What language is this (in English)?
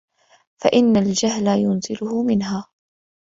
Arabic